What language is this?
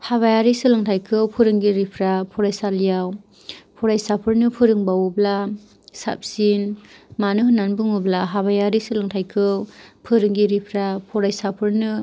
Bodo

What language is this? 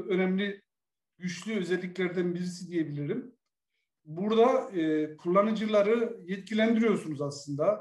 Turkish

